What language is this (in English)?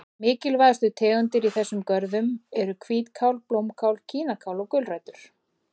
Icelandic